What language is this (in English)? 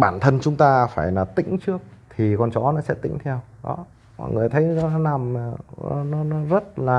Vietnamese